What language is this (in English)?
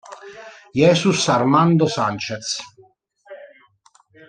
Italian